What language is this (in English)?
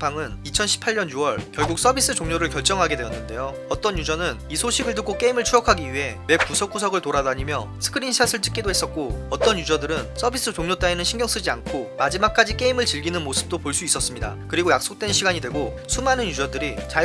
Korean